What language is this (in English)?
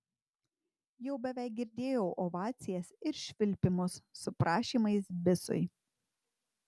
Lithuanian